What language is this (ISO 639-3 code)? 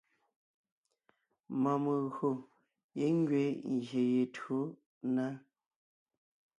nnh